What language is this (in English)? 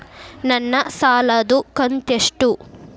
Kannada